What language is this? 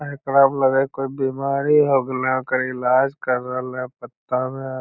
Magahi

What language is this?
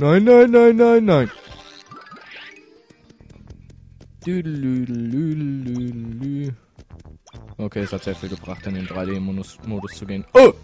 German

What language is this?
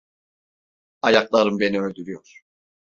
Turkish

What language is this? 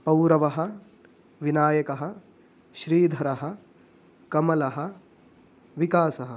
Sanskrit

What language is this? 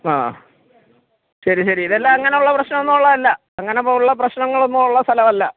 Malayalam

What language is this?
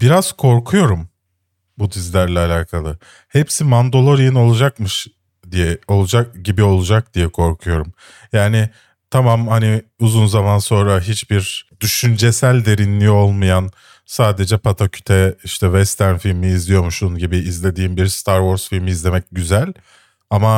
Turkish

